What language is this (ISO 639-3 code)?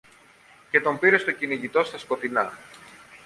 ell